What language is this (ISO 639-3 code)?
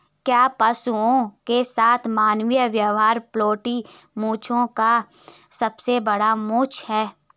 hin